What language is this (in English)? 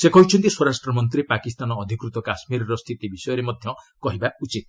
Odia